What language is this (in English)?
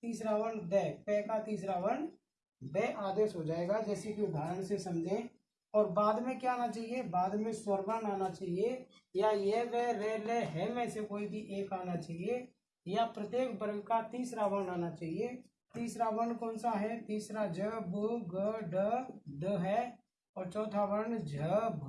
Hindi